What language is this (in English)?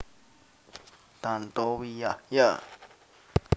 Javanese